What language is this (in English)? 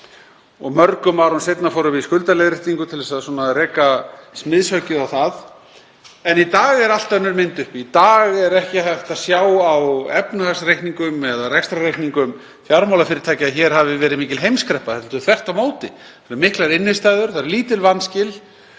Icelandic